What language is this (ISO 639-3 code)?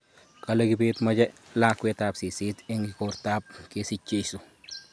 kln